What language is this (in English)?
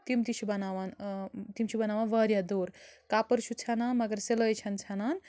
Kashmiri